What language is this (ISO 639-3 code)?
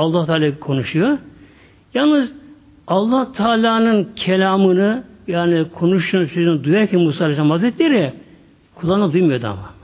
tur